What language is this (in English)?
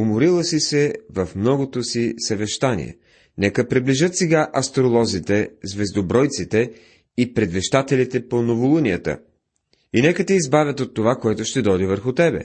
Bulgarian